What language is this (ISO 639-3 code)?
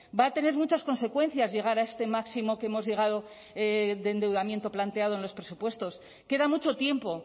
spa